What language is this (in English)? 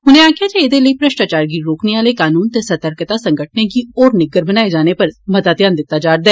Dogri